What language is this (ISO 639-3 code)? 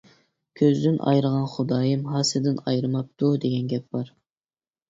uig